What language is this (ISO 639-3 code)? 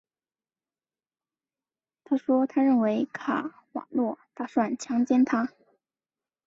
zho